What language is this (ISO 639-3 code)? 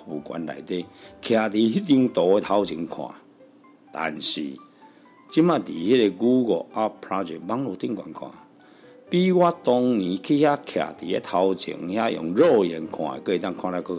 zho